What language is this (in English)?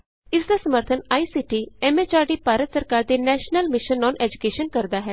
Punjabi